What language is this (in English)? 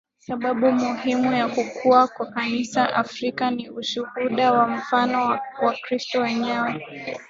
Swahili